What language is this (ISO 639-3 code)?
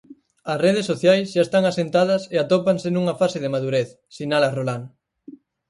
glg